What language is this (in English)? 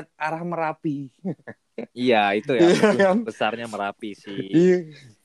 Indonesian